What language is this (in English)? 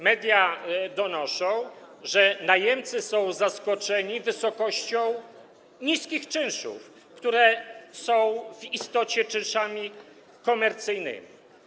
Polish